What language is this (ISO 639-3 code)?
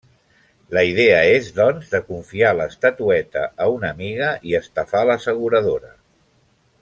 cat